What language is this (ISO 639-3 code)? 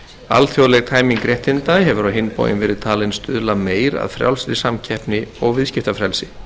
isl